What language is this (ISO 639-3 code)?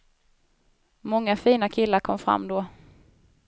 swe